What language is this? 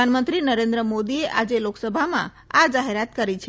Gujarati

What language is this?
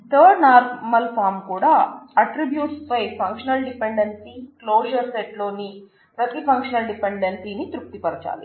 Telugu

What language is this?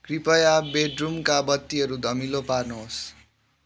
Nepali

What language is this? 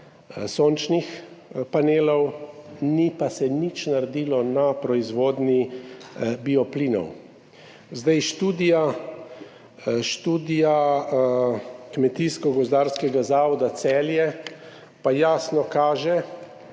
Slovenian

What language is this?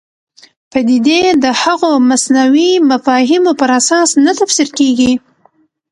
Pashto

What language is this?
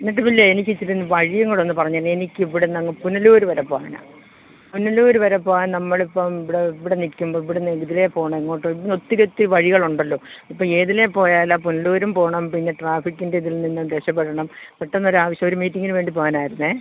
Malayalam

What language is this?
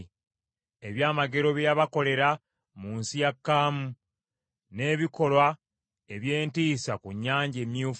Ganda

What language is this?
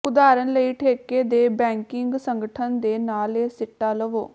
Punjabi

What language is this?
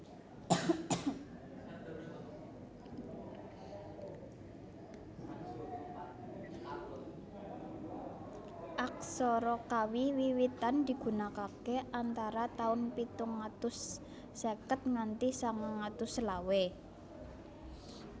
Javanese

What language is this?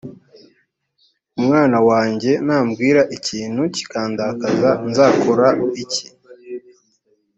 Kinyarwanda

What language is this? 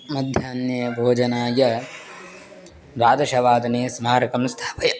Sanskrit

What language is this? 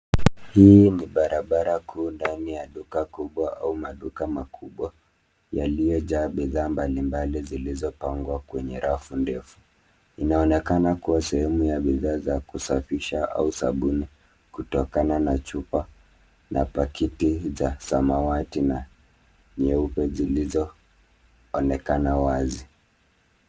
Swahili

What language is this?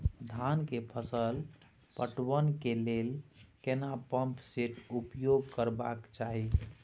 Maithili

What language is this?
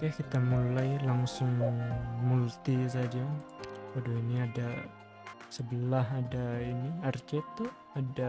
Indonesian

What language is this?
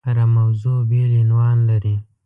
Pashto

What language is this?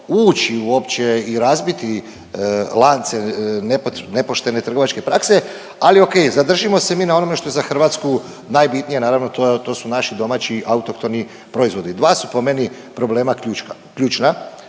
Croatian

